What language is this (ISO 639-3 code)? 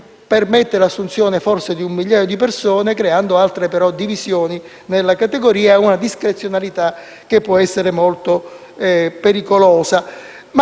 ita